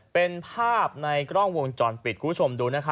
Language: Thai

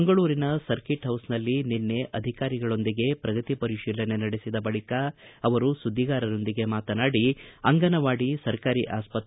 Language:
Kannada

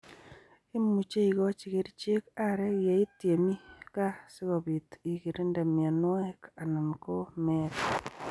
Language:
Kalenjin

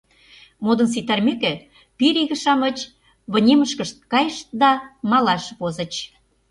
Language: Mari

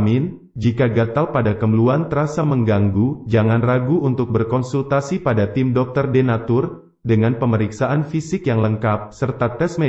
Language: Indonesian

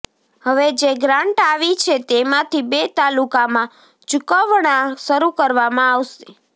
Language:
Gujarati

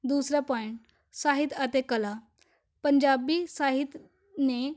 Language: Punjabi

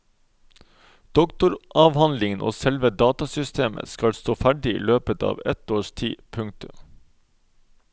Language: Norwegian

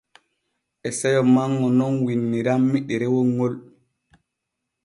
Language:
Borgu Fulfulde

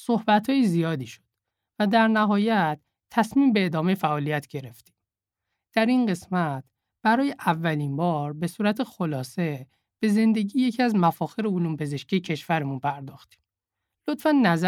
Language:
Persian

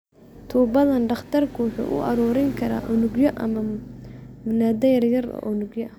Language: Somali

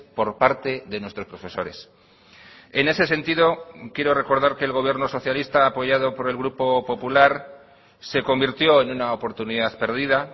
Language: Spanish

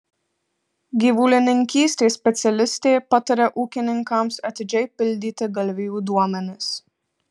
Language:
Lithuanian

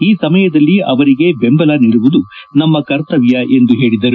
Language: Kannada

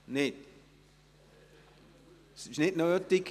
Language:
Swiss German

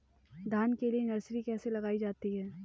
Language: Hindi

